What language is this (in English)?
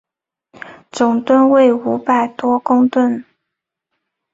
Chinese